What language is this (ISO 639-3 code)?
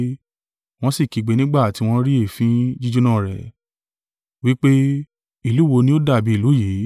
yor